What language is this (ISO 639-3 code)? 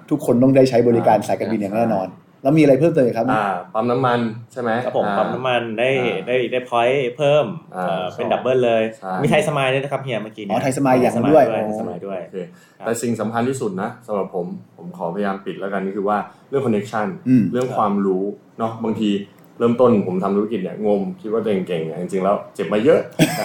tha